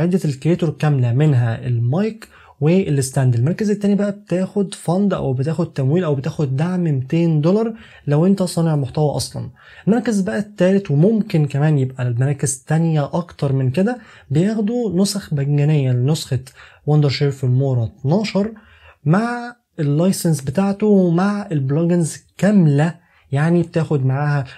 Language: Arabic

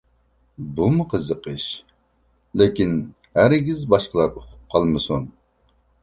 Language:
Uyghur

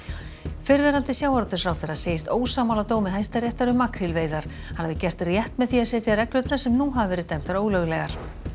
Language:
Icelandic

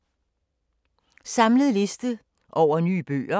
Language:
Danish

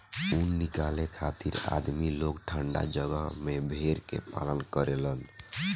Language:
Bhojpuri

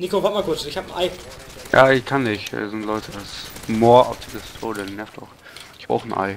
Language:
German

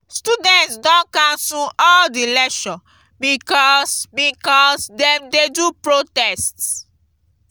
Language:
Nigerian Pidgin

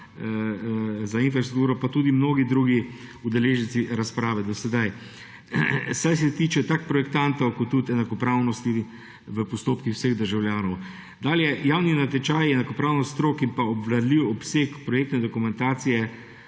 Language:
Slovenian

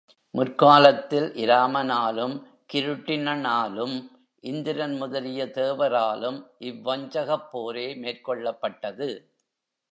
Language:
Tamil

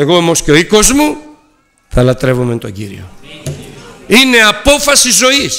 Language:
Greek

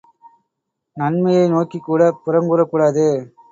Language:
Tamil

